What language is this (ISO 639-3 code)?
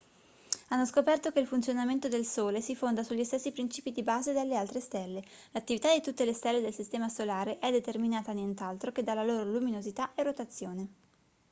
ita